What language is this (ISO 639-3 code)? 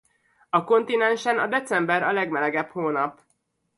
hun